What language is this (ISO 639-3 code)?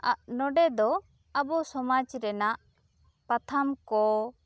sat